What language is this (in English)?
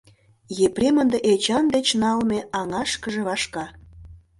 Mari